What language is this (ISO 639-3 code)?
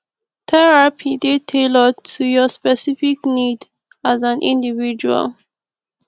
pcm